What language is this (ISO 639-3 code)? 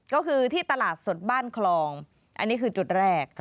tha